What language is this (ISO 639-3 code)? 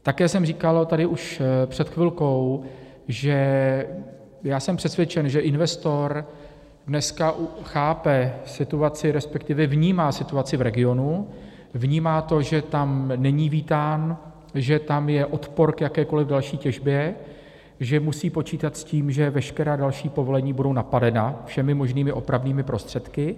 ces